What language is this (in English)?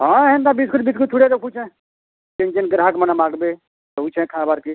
Odia